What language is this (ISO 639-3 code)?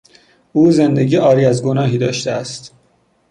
fas